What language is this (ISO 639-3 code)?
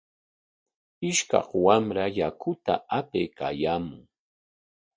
qwa